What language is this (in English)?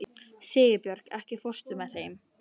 Icelandic